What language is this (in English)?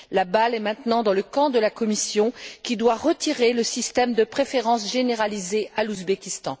French